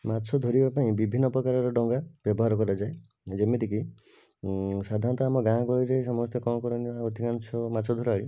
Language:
Odia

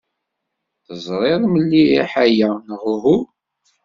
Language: Kabyle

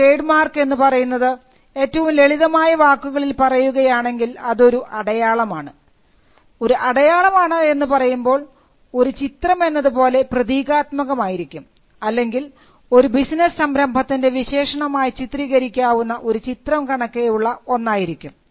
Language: Malayalam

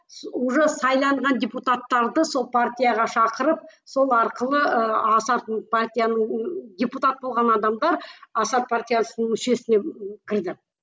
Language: Kazakh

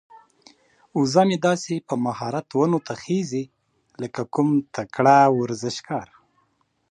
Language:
Pashto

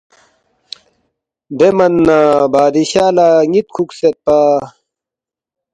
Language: Balti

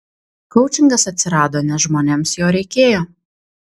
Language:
Lithuanian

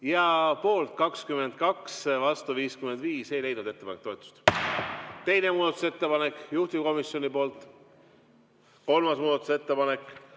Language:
Estonian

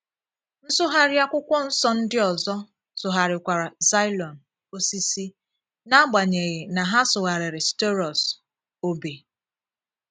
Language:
Igbo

